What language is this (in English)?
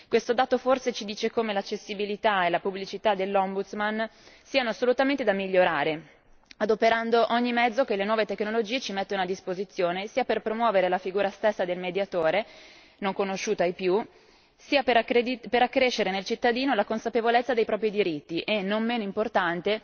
Italian